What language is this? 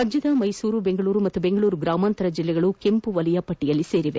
Kannada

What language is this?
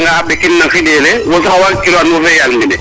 Serer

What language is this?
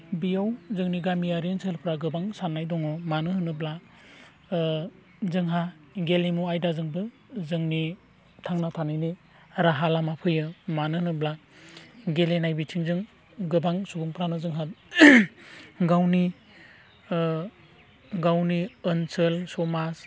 Bodo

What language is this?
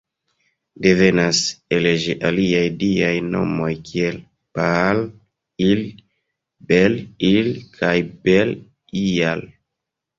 Esperanto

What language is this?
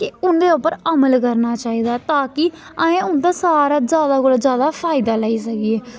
Dogri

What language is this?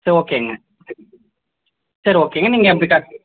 Tamil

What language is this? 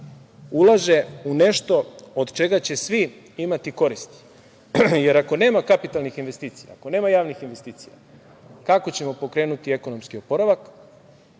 Serbian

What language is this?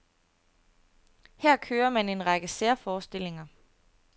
Danish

